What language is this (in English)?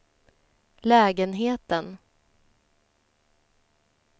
Swedish